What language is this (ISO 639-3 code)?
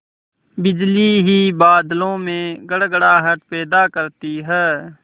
hin